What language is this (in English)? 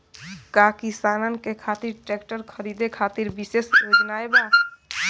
Bhojpuri